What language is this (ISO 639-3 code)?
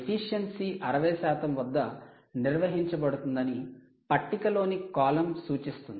tel